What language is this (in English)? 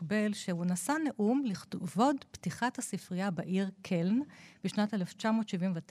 Hebrew